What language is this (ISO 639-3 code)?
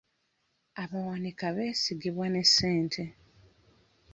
lug